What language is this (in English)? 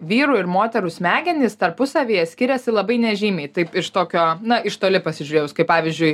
Lithuanian